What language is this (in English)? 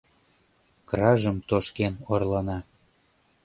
Mari